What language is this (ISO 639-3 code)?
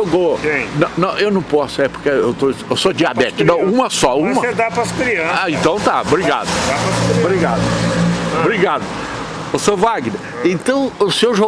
por